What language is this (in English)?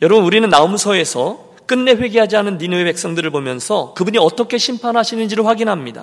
Korean